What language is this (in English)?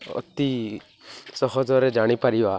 Odia